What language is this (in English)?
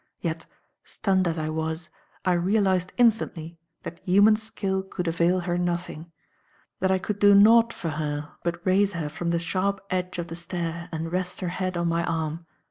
English